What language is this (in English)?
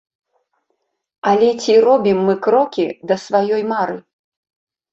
Belarusian